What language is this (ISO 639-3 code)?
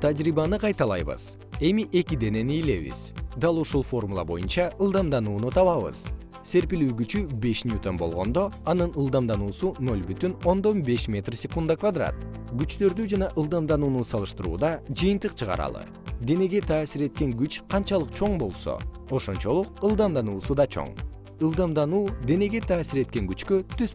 kir